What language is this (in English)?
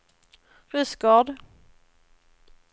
Swedish